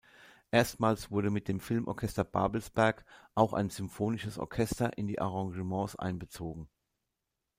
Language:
German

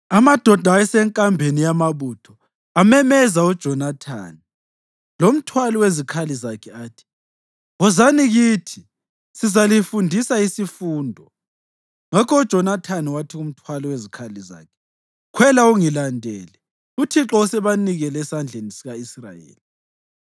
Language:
North Ndebele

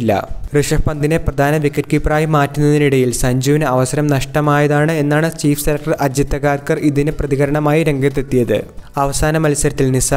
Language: Malayalam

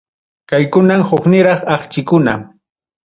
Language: Ayacucho Quechua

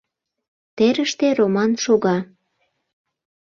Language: Mari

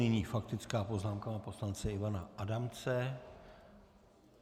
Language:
Czech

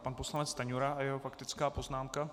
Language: Czech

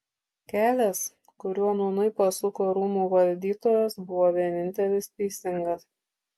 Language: Lithuanian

